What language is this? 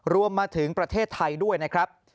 Thai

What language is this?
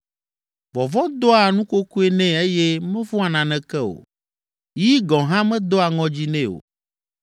Ewe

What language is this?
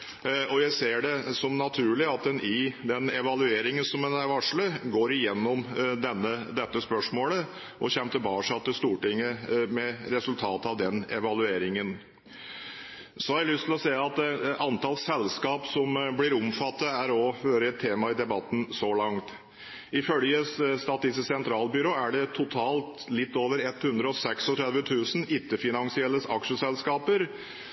Norwegian Bokmål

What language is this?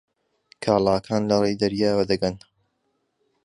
Central Kurdish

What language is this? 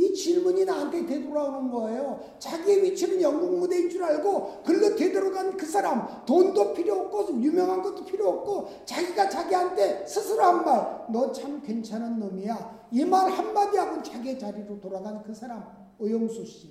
Korean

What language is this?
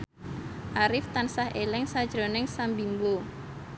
Javanese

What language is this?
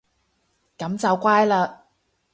Cantonese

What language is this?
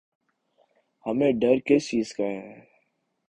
Urdu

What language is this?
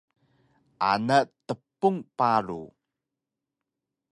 Taroko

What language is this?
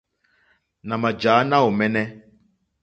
Mokpwe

